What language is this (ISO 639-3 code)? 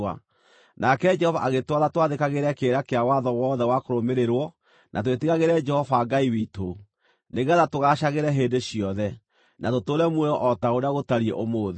kik